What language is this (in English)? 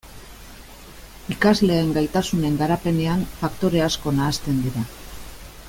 Basque